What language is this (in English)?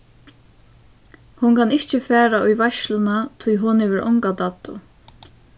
Faroese